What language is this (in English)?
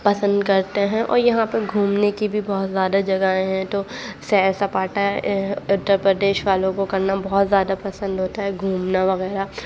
Urdu